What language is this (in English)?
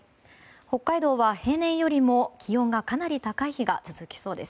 Japanese